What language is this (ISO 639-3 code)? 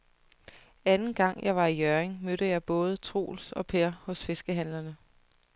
dan